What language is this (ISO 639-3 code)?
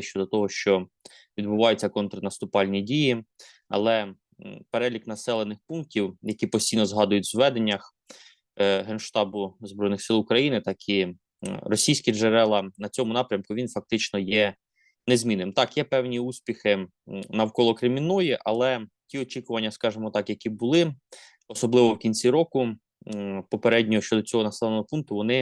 ukr